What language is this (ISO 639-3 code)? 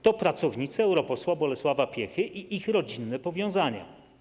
pol